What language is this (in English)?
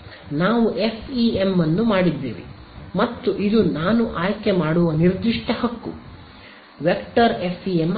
Kannada